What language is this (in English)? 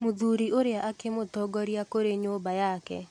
Kikuyu